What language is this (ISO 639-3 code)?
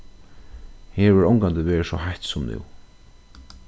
fao